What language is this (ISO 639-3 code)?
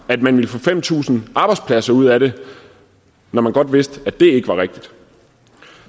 dan